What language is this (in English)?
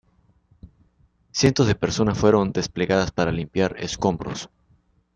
Spanish